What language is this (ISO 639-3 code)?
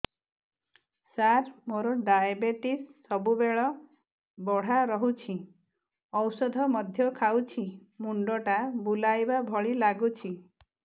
ori